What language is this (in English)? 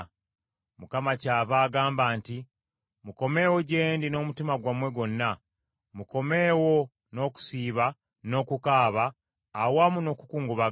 Ganda